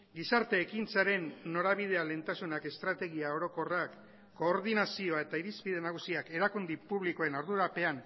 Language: Basque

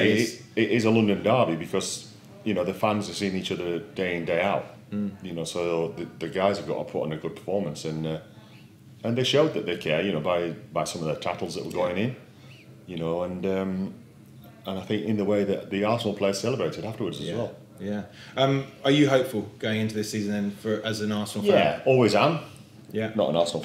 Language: English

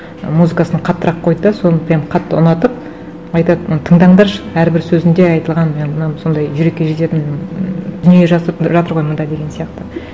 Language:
Kazakh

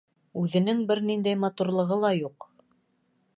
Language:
Bashkir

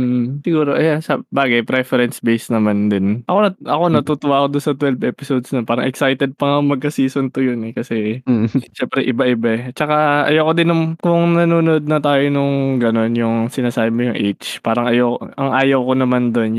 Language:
Filipino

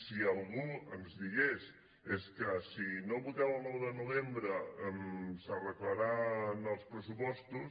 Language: Catalan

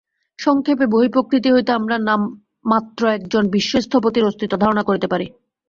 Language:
Bangla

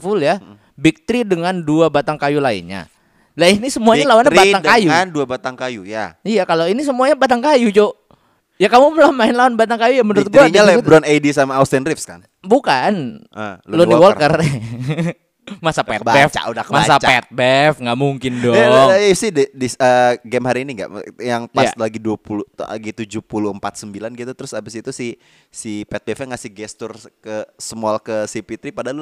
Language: Indonesian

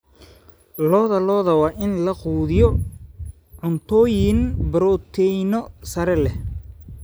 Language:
Somali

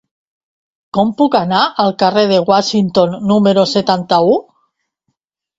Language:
Catalan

